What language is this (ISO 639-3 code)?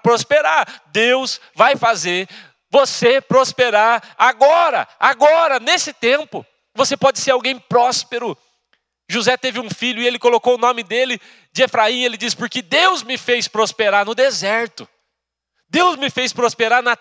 por